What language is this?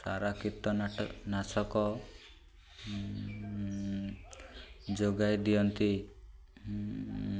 Odia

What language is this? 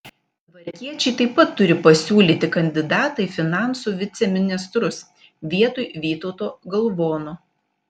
Lithuanian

